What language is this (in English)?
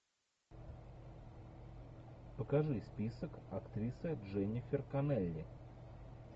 Russian